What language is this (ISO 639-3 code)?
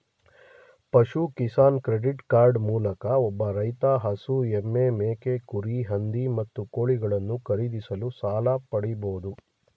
kan